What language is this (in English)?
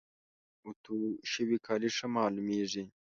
Pashto